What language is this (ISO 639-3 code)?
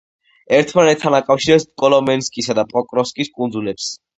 kat